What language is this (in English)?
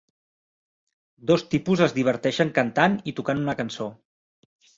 Catalan